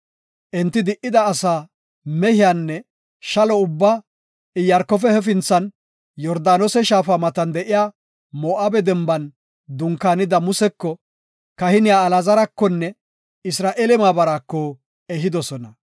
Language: Gofa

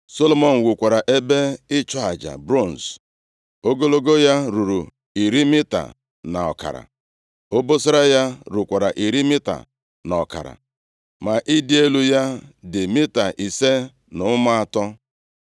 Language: Igbo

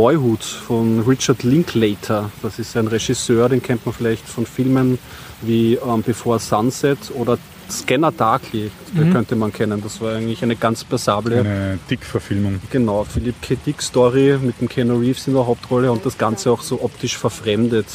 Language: German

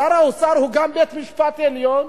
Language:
Hebrew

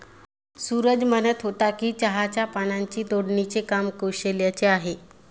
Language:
Marathi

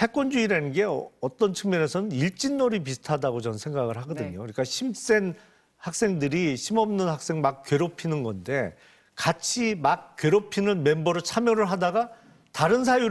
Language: Korean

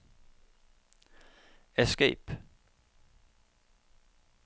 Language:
Norwegian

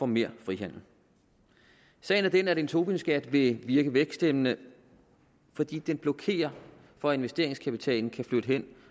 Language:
Danish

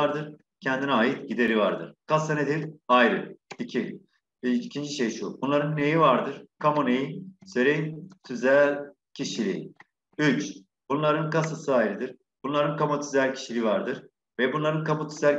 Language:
Turkish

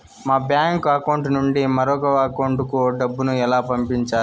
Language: Telugu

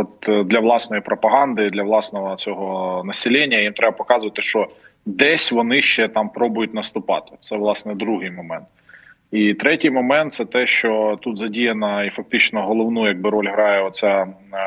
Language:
Ukrainian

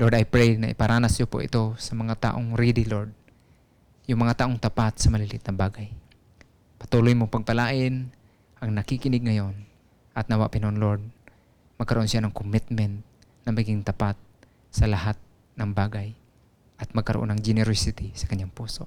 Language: Filipino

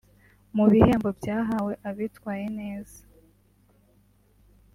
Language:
Kinyarwanda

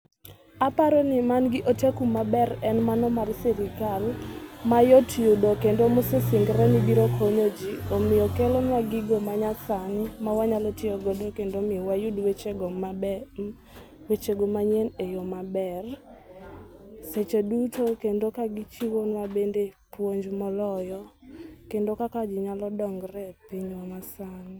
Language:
Luo (Kenya and Tanzania)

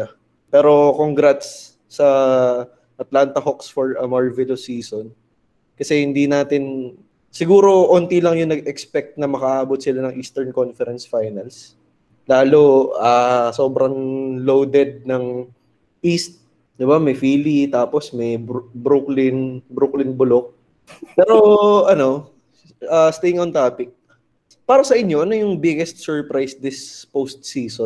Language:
Filipino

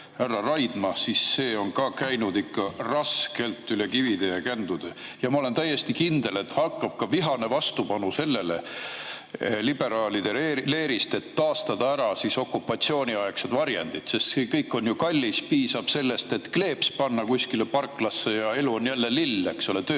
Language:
Estonian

